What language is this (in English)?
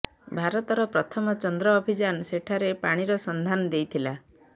Odia